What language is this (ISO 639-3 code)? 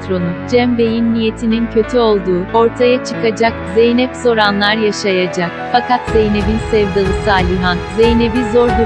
tur